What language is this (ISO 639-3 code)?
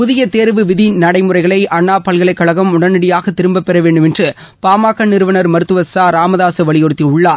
tam